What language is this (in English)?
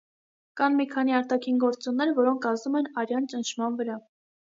Armenian